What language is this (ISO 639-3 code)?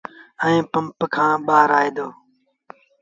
sbn